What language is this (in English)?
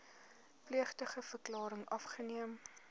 Afrikaans